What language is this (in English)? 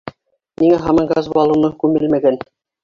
Bashkir